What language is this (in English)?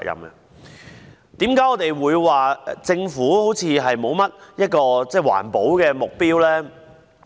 Cantonese